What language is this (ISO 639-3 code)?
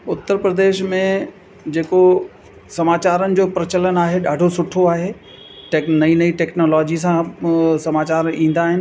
snd